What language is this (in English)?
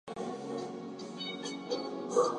English